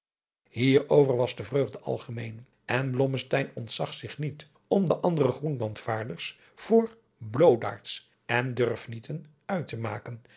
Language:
Dutch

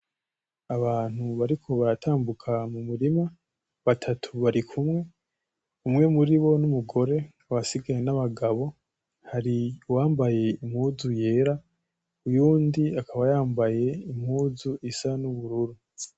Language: Rundi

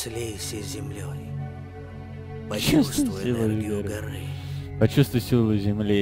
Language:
Russian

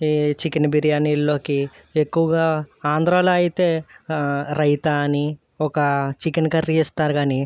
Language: Telugu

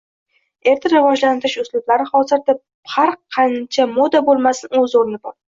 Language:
Uzbek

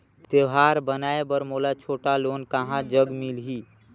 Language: Chhattisgarhi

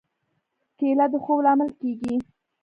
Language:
Pashto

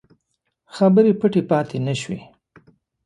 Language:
Pashto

